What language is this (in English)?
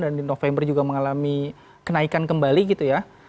Indonesian